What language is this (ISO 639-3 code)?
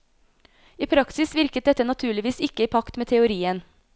nor